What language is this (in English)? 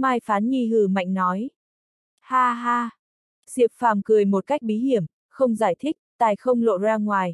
Vietnamese